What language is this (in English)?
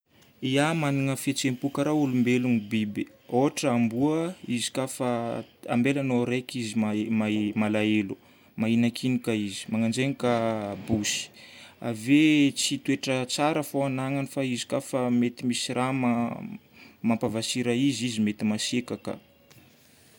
Northern Betsimisaraka Malagasy